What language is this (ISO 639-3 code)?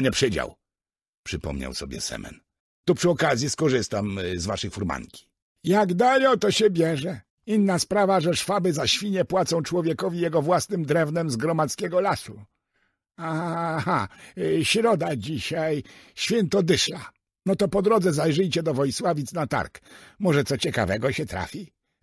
pol